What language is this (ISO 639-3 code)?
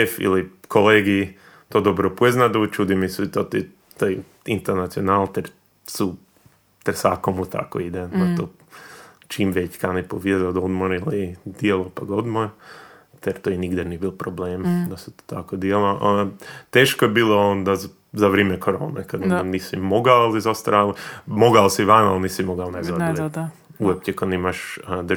hrv